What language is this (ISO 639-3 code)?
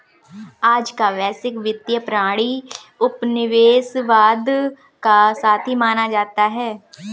hin